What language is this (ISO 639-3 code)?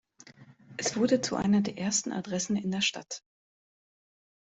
deu